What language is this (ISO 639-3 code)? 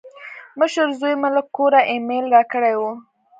pus